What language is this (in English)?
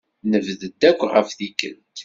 Kabyle